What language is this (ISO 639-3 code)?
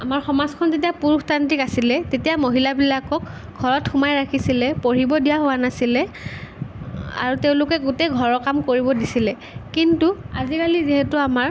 asm